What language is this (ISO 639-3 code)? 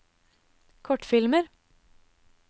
nor